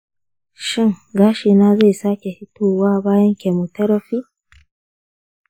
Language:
Hausa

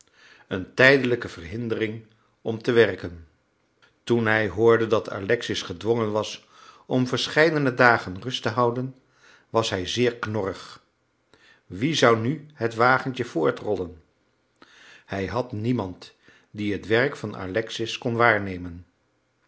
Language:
Dutch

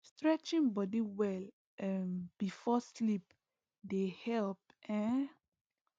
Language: Nigerian Pidgin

